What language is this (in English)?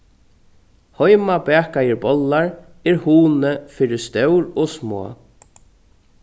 Faroese